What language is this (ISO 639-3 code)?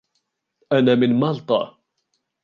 ara